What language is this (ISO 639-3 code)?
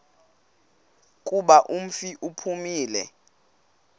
xho